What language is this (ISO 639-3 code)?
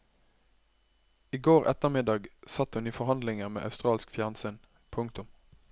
nor